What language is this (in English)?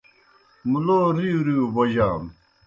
Kohistani Shina